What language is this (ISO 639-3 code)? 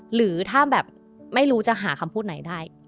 tha